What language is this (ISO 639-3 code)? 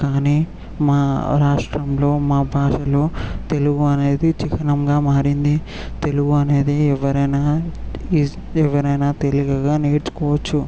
tel